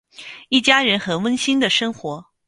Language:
Chinese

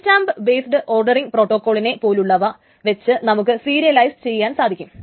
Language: Malayalam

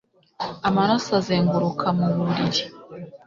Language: Kinyarwanda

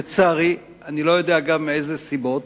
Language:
Hebrew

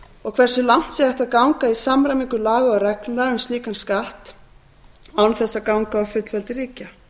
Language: Icelandic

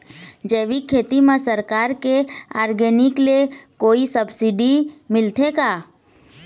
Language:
Chhattisgarhi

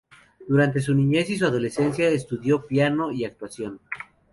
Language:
Spanish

